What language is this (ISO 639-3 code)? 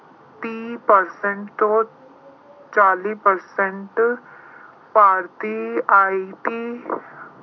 pan